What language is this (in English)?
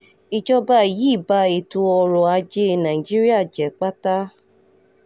Yoruba